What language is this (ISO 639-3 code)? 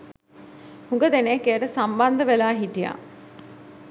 sin